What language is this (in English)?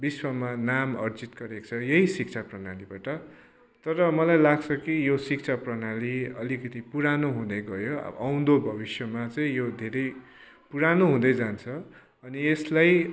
Nepali